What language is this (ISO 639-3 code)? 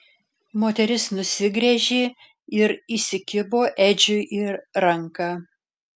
lit